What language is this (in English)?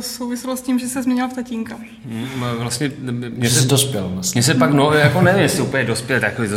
Czech